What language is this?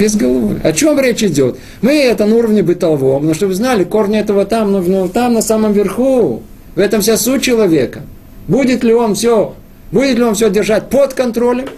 Russian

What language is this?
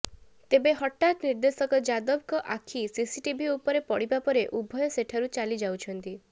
Odia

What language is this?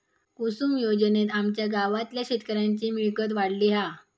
Marathi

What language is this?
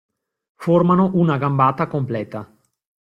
Italian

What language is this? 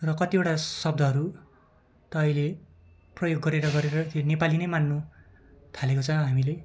Nepali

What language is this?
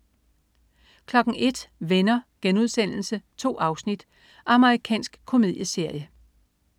Danish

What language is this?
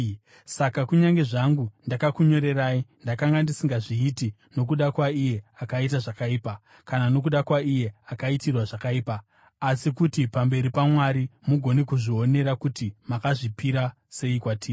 Shona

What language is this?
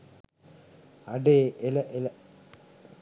Sinhala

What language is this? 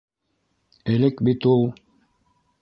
Bashkir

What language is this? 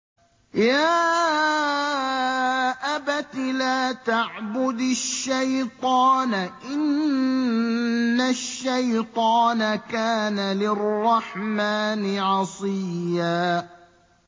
Arabic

